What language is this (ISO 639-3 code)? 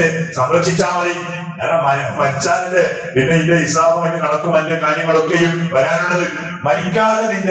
mal